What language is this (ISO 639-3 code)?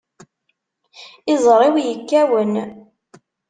kab